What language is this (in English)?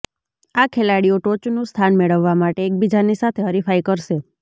Gujarati